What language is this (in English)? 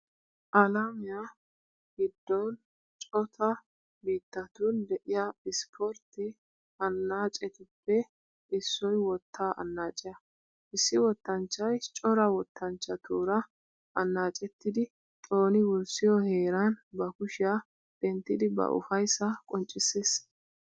Wolaytta